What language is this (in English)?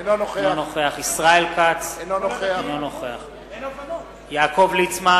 Hebrew